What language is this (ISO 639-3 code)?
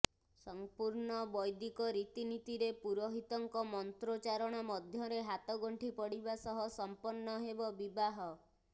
ori